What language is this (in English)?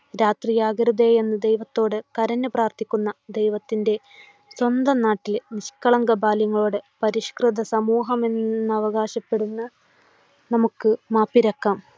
Malayalam